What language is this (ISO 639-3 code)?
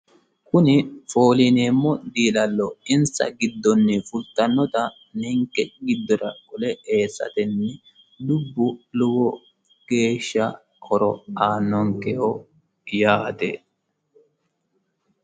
sid